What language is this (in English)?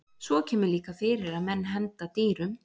Icelandic